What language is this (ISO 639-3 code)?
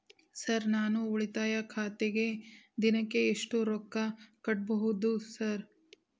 kan